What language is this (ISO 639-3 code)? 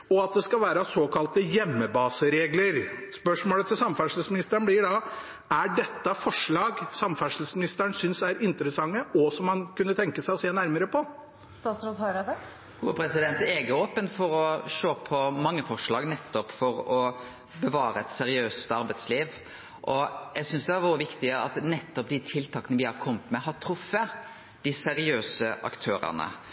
nor